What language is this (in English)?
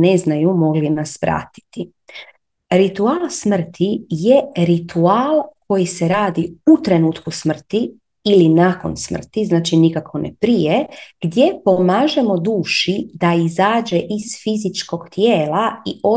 Croatian